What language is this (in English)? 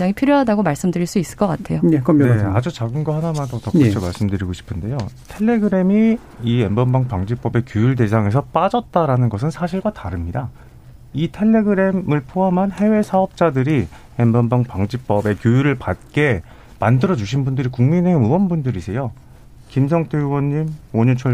Korean